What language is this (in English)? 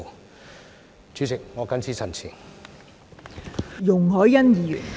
Cantonese